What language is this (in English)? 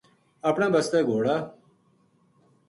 Gujari